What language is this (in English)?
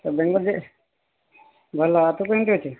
Odia